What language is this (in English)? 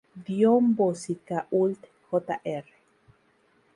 Spanish